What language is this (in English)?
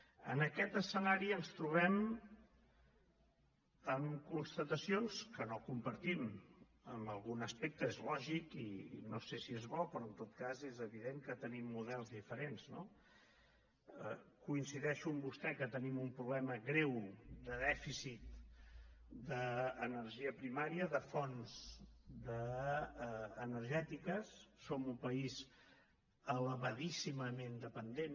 Catalan